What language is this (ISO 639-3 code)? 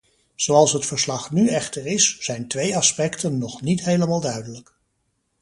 nld